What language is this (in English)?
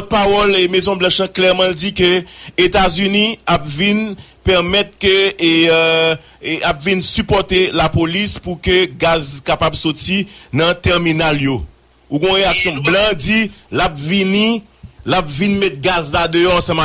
French